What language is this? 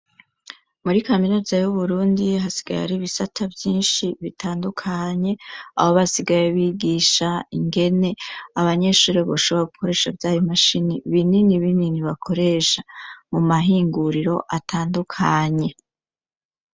Rundi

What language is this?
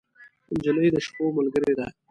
Pashto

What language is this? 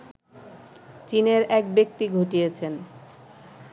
Bangla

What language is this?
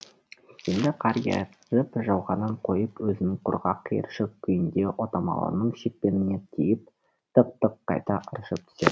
Kazakh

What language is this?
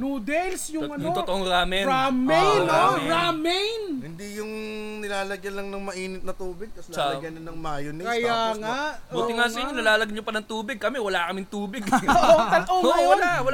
Filipino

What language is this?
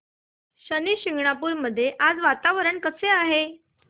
Marathi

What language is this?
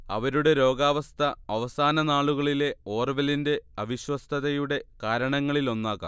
Malayalam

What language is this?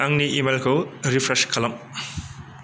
Bodo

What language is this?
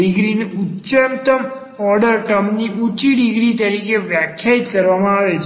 Gujarati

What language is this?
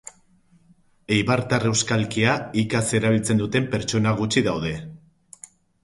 Basque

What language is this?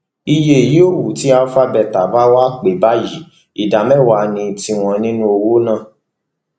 Yoruba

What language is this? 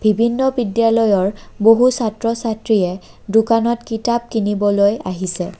Assamese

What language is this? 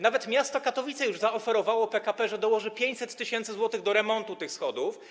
Polish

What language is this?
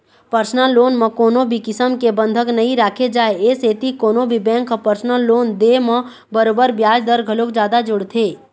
Chhattisgarhi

